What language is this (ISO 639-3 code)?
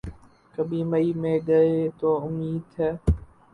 urd